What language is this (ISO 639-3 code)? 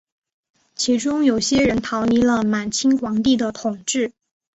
zho